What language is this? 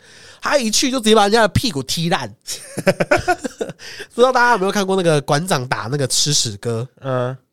Chinese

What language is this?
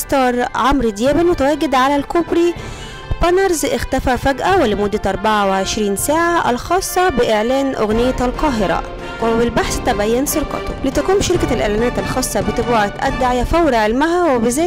Arabic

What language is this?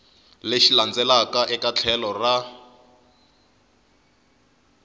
Tsonga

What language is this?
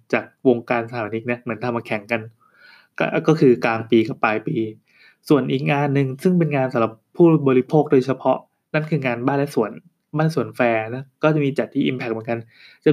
Thai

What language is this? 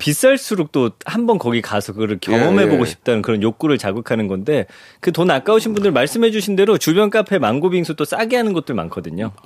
Korean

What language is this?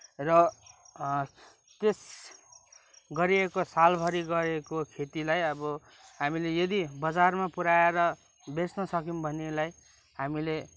Nepali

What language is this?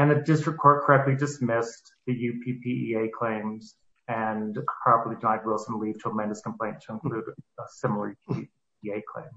English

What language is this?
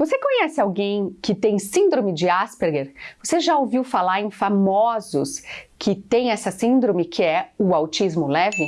Portuguese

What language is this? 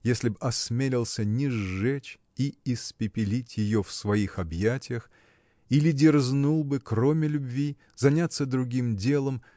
Russian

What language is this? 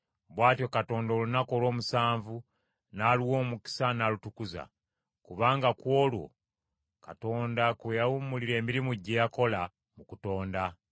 Ganda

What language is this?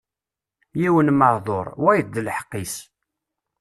Kabyle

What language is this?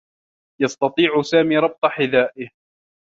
Arabic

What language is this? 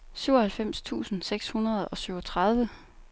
Danish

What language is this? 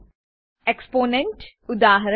Gujarati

